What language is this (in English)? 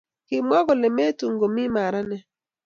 Kalenjin